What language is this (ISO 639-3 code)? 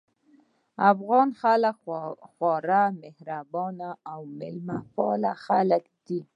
pus